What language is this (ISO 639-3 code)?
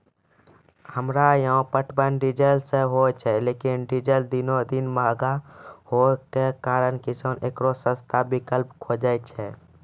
mai